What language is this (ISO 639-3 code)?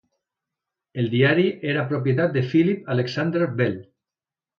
cat